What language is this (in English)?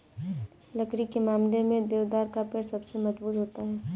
Hindi